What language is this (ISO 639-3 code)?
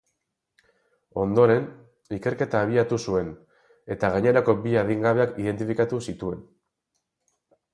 eus